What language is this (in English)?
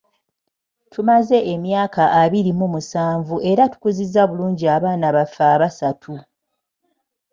Ganda